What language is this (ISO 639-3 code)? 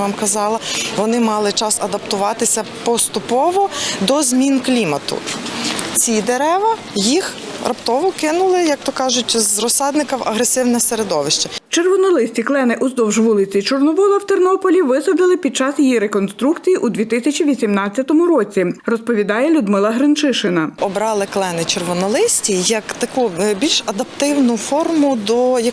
ukr